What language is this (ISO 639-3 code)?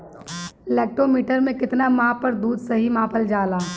bho